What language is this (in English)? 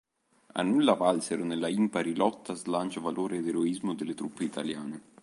Italian